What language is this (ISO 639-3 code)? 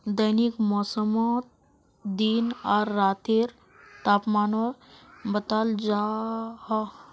mag